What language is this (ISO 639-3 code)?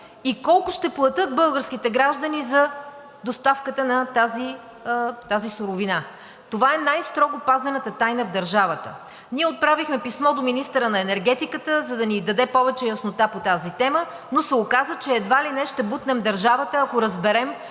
bul